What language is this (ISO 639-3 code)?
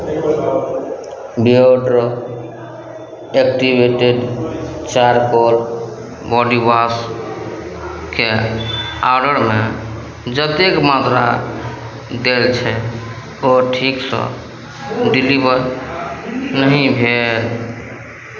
mai